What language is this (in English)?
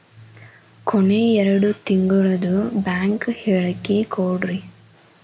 Kannada